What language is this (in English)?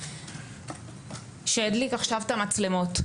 Hebrew